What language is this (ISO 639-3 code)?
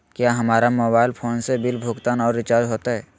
mag